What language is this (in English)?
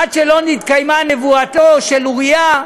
Hebrew